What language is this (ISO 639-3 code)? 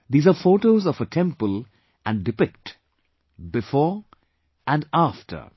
eng